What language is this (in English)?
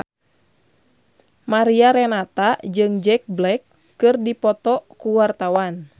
Sundanese